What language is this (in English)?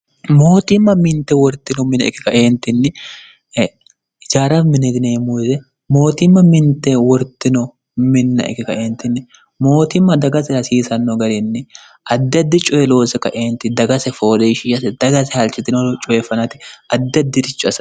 Sidamo